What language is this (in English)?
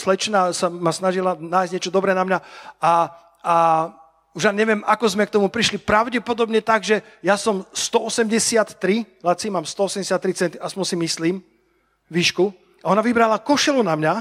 Slovak